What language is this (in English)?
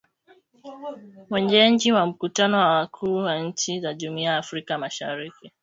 Swahili